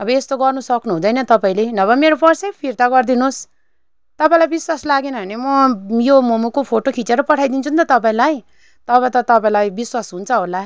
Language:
Nepali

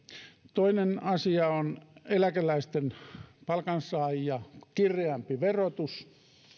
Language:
Finnish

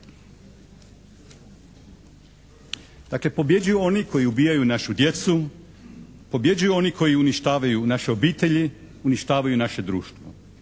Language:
Croatian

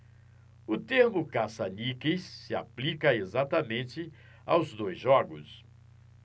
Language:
Portuguese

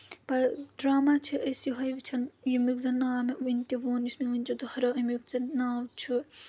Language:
Kashmiri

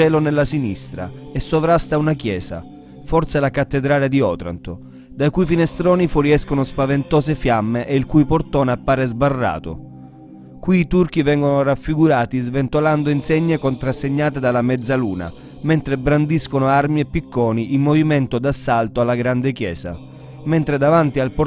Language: Italian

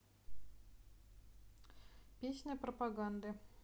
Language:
Russian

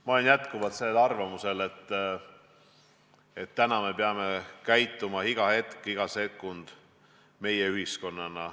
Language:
Estonian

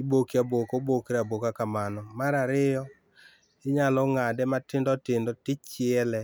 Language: Luo (Kenya and Tanzania)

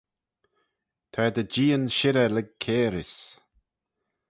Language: Manx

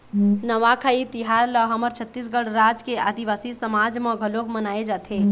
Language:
Chhattisgarhi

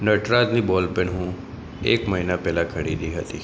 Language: Gujarati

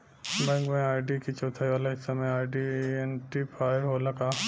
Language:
Bhojpuri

